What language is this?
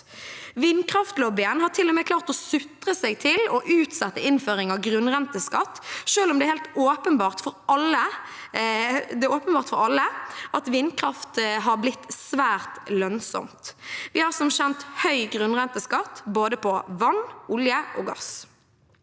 Norwegian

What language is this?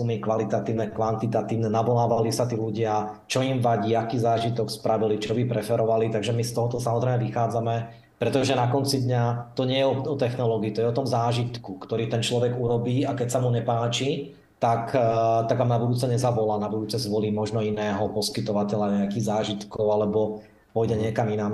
Slovak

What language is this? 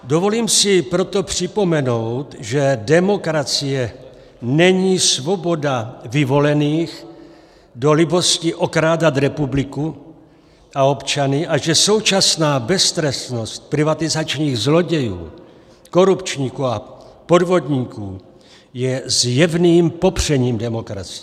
Czech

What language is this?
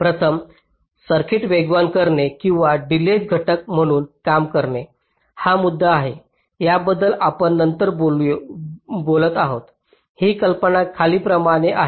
Marathi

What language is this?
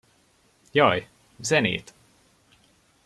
Hungarian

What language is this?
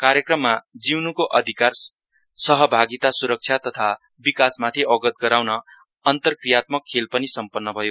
Nepali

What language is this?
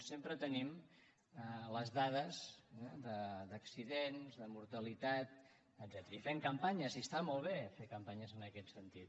Catalan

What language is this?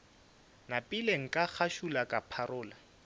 Northern Sotho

